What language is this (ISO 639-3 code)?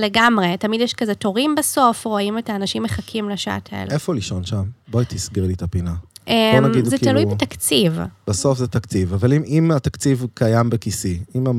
heb